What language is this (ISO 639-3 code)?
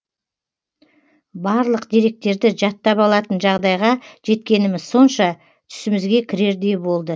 kaz